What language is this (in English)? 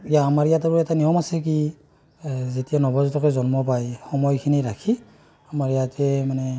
Assamese